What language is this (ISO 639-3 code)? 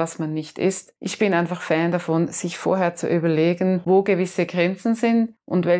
deu